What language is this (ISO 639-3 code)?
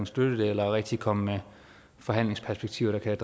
dan